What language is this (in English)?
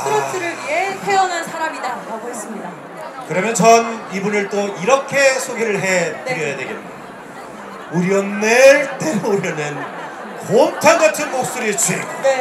Korean